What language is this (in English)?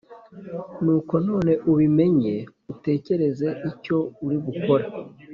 Kinyarwanda